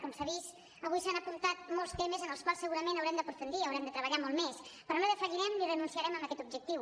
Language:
Catalan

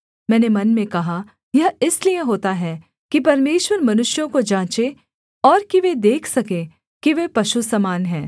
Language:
Hindi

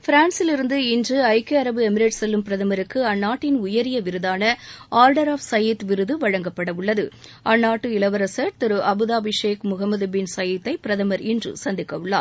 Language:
Tamil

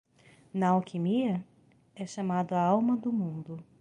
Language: Portuguese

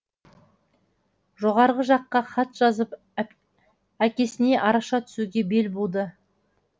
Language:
Kazakh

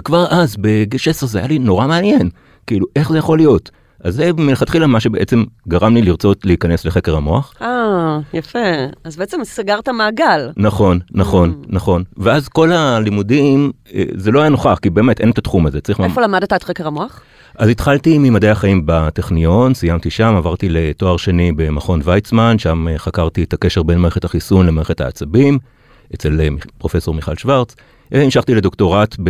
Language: Hebrew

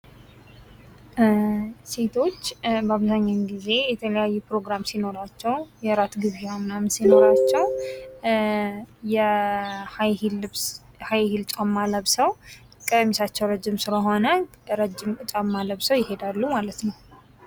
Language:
Amharic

